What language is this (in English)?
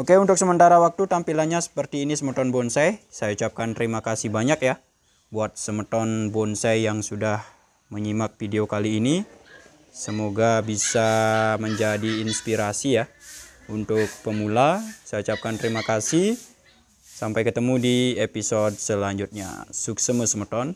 Indonesian